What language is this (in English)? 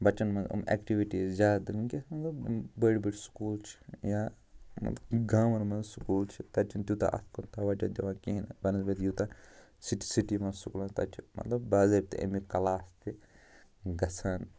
Kashmiri